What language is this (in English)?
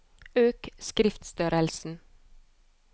Norwegian